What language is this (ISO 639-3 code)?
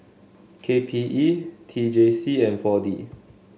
eng